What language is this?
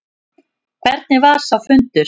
Icelandic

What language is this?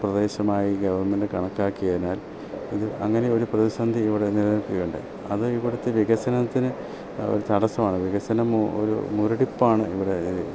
Malayalam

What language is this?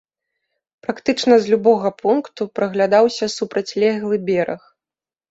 Belarusian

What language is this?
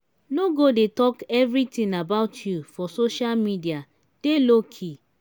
Nigerian Pidgin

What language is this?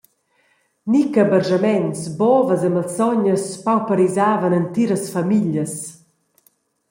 Romansh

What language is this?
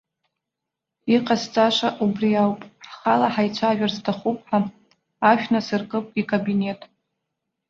Abkhazian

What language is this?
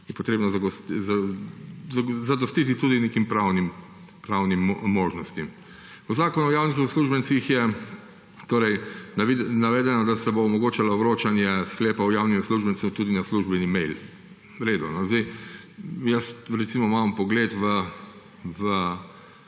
Slovenian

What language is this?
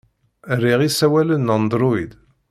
Kabyle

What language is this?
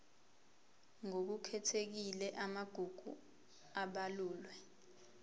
Zulu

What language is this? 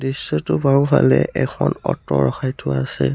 Assamese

